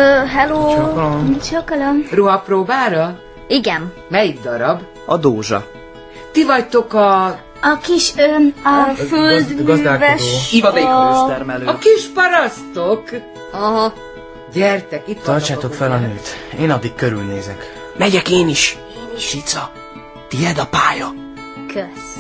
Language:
Hungarian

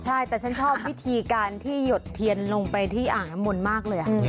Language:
Thai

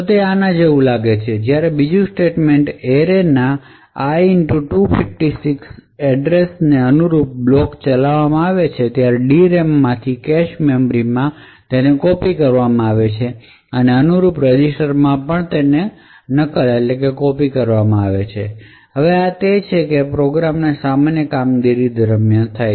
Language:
Gujarati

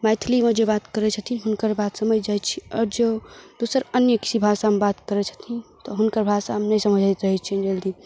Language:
Maithili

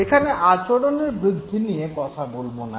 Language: Bangla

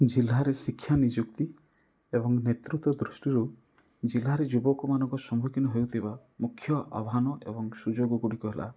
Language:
Odia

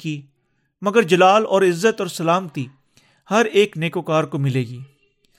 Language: Urdu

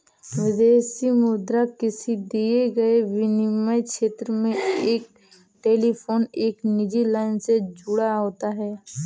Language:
Hindi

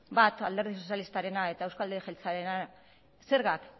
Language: Basque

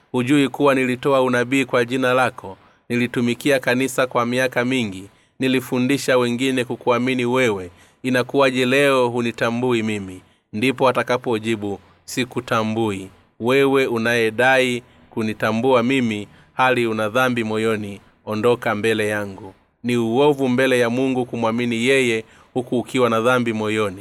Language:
Swahili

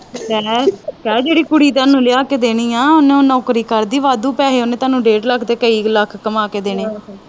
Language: Punjabi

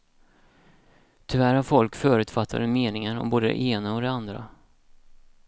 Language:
Swedish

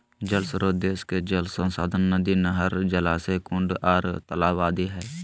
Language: Magahi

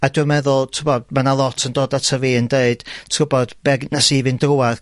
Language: Welsh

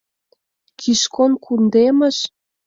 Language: Mari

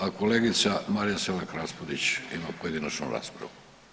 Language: Croatian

